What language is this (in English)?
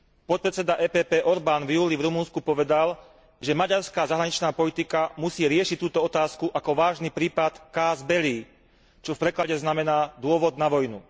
Slovak